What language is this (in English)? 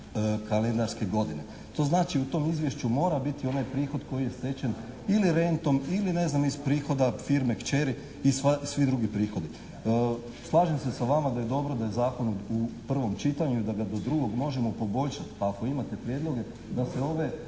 Croatian